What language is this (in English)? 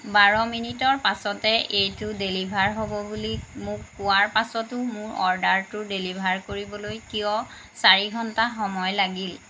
Assamese